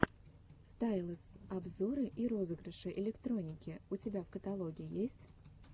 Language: Russian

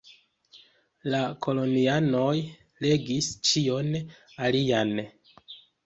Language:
Esperanto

